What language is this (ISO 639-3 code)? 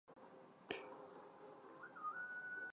zho